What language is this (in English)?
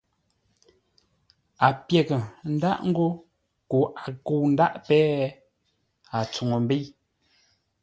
Ngombale